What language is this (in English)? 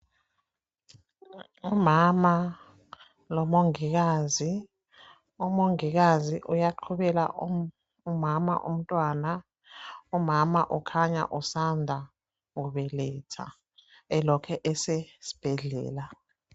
North Ndebele